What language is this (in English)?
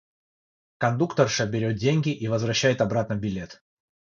Russian